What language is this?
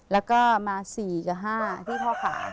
Thai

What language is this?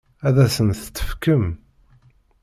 Kabyle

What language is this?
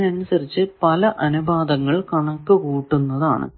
Malayalam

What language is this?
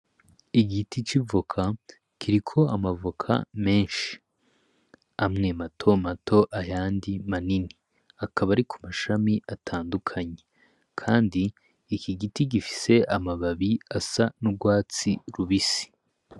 Rundi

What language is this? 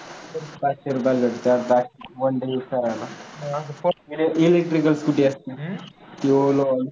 Marathi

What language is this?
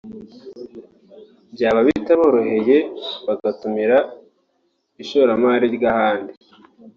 Kinyarwanda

